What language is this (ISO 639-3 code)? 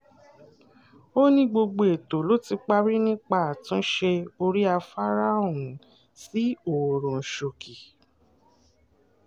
yor